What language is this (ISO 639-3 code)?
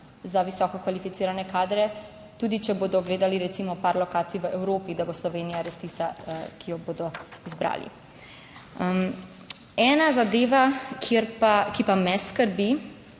slv